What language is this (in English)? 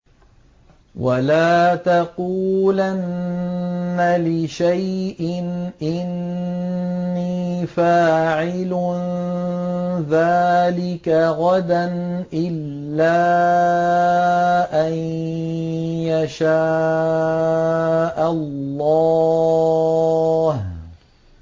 Arabic